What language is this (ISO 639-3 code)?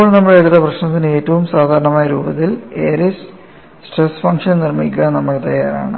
mal